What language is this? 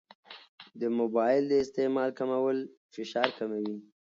Pashto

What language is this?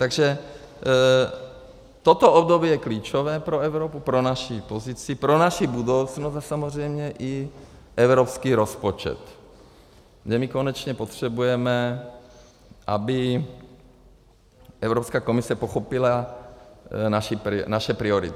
Czech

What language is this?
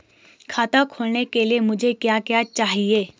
Hindi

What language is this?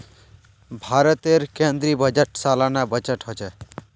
Magahi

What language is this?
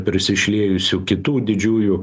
Lithuanian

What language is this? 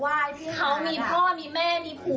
Thai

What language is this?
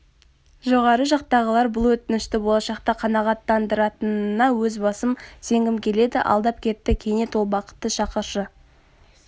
Kazakh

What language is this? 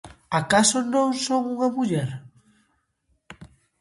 Galician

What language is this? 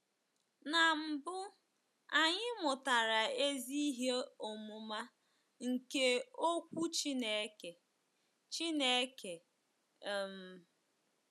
Igbo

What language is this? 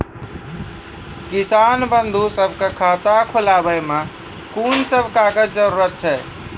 Maithili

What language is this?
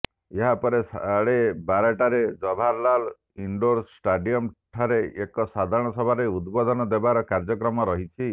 Odia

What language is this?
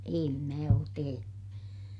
Finnish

